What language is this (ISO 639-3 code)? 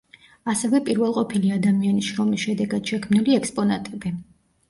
kat